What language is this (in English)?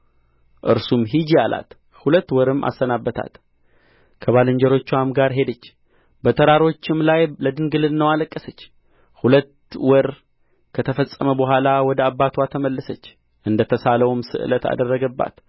Amharic